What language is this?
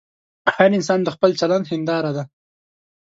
Pashto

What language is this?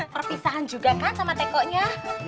Indonesian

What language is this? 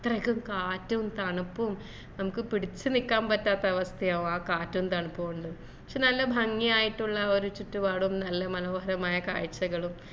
Malayalam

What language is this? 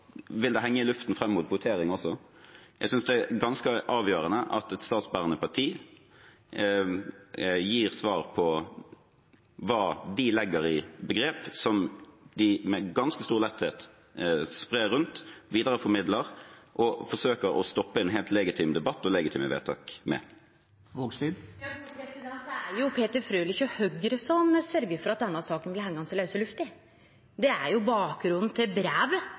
Norwegian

